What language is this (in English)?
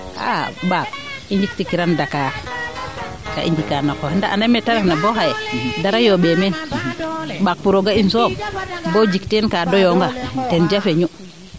Serer